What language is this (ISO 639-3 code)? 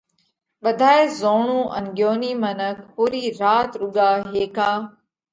kvx